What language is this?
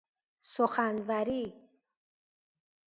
Persian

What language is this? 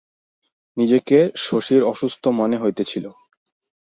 Bangla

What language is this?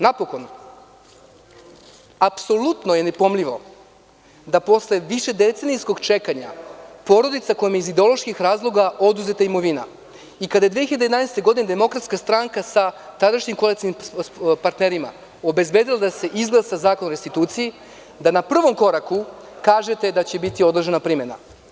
Serbian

